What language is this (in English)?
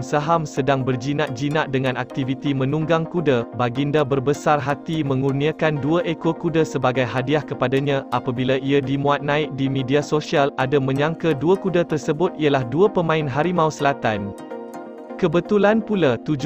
Malay